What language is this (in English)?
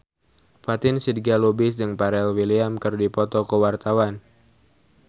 Sundanese